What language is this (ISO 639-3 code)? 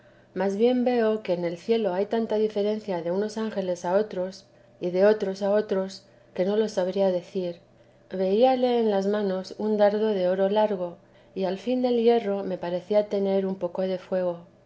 spa